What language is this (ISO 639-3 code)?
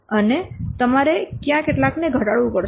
guj